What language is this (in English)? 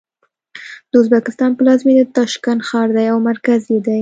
Pashto